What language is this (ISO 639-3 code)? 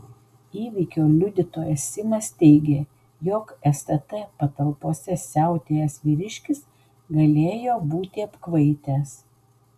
lit